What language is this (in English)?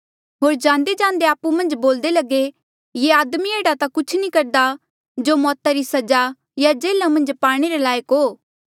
Mandeali